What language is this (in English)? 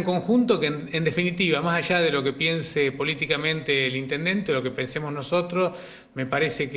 Spanish